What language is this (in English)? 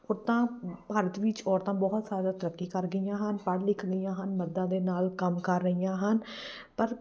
Punjabi